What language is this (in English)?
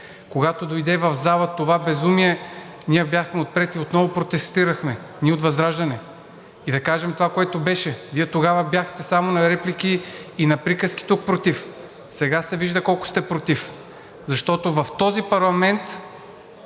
Bulgarian